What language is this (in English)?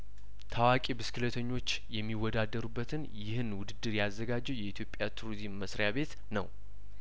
Amharic